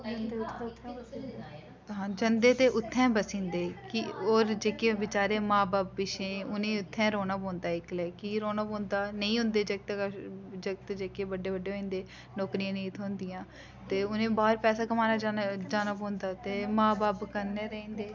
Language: Dogri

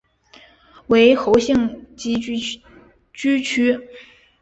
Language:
Chinese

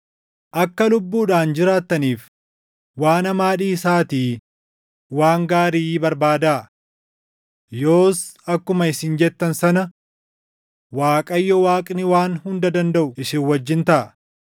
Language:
Oromo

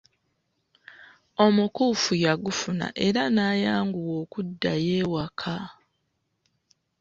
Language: Ganda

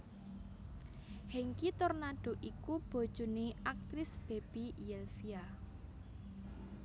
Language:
Javanese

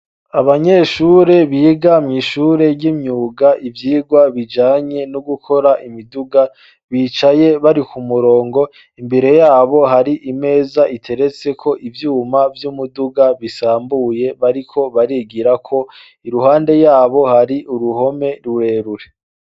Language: Rundi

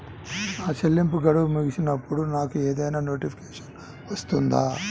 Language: Telugu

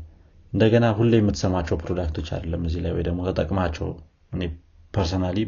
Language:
Amharic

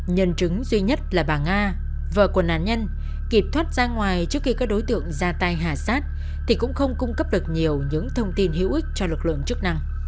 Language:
Vietnamese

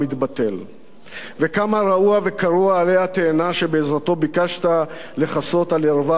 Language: Hebrew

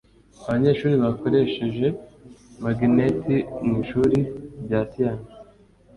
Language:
Kinyarwanda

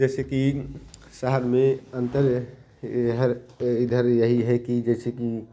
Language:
Hindi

